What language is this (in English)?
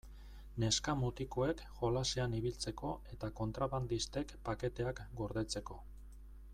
Basque